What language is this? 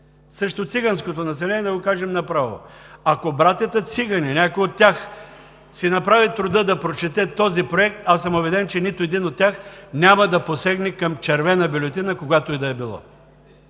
Bulgarian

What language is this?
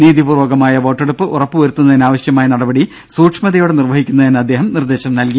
Malayalam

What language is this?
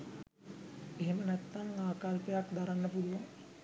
Sinhala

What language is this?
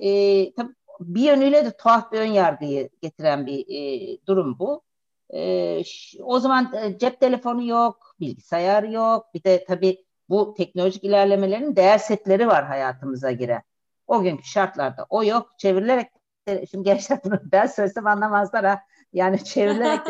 Turkish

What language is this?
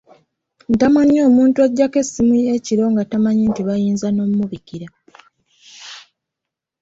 Ganda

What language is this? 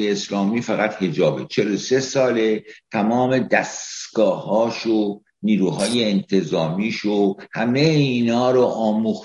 Persian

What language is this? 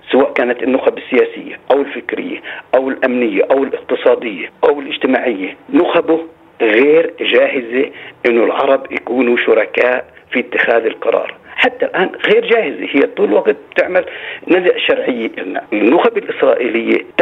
Arabic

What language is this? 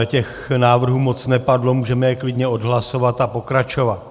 Czech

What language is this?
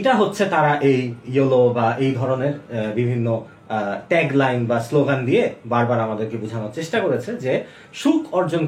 Bangla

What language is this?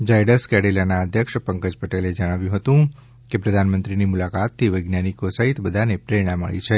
Gujarati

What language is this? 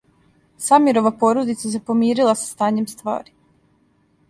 Serbian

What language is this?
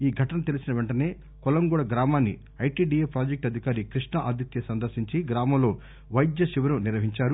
Telugu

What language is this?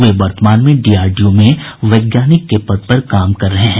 Hindi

